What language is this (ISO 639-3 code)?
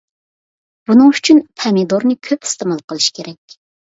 uig